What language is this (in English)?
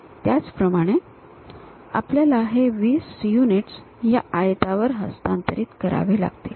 Marathi